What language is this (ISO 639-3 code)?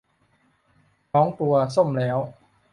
tha